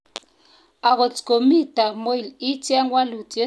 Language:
Kalenjin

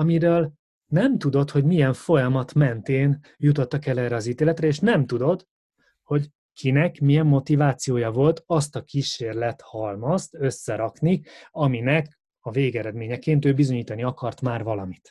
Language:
Hungarian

